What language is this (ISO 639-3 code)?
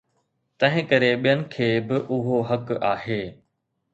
snd